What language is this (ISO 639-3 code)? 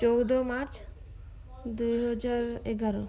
ori